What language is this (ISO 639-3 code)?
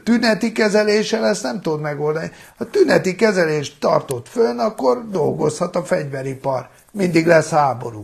hun